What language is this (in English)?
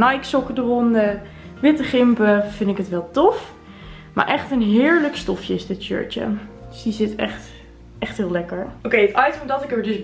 Dutch